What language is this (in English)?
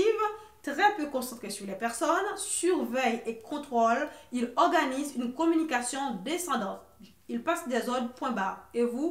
French